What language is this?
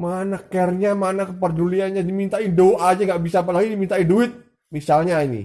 Indonesian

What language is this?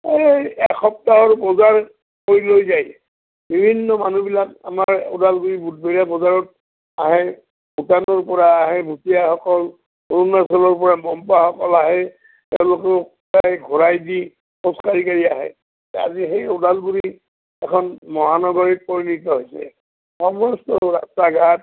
Assamese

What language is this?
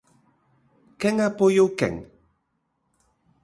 Galician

